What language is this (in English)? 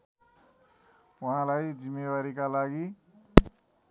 Nepali